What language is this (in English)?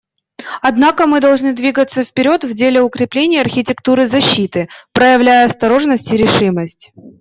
Russian